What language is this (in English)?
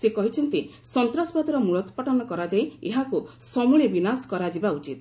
Odia